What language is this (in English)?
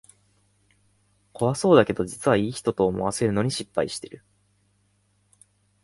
Japanese